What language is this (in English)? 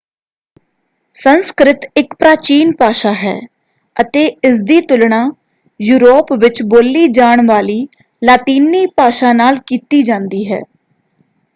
Punjabi